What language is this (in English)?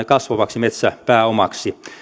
Finnish